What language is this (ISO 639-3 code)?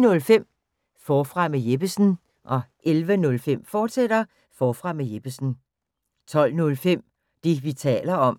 dan